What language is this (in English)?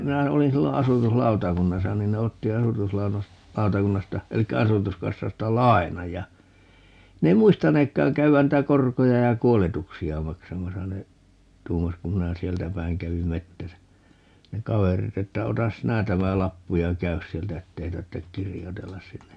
Finnish